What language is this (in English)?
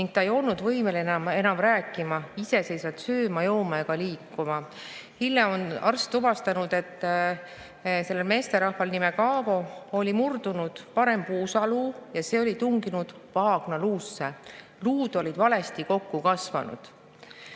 Estonian